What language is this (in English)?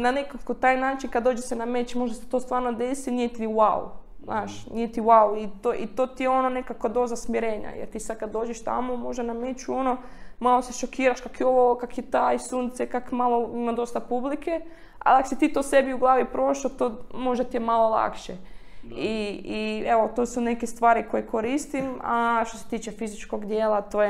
Croatian